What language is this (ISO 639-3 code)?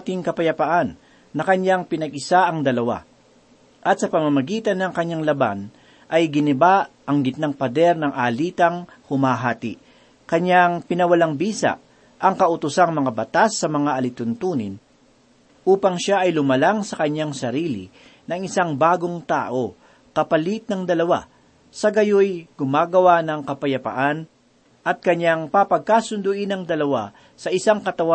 fil